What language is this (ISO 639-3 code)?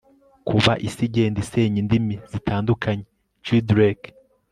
kin